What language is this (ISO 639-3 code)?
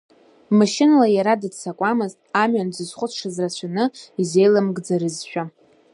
abk